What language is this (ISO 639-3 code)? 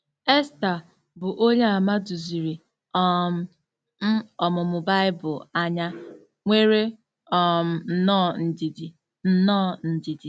ibo